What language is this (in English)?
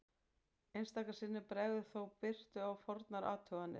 Icelandic